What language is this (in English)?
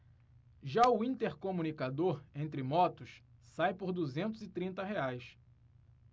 Portuguese